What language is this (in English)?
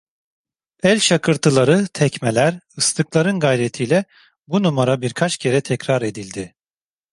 Turkish